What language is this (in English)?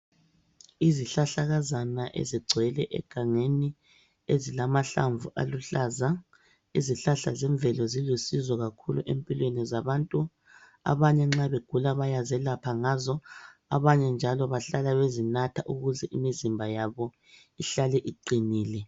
North Ndebele